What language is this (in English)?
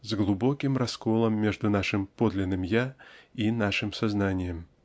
Russian